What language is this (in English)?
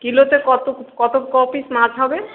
Bangla